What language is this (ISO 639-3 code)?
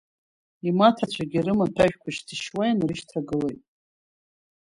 abk